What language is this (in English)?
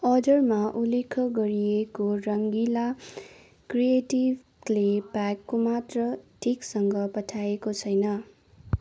Nepali